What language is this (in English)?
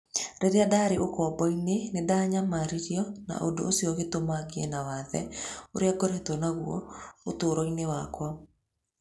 Kikuyu